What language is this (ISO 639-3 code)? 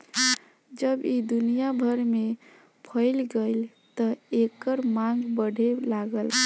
bho